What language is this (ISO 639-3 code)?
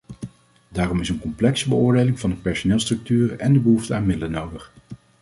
nld